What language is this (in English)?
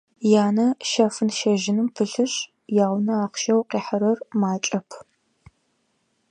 Adyghe